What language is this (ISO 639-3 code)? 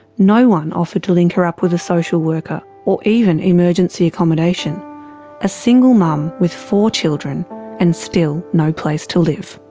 eng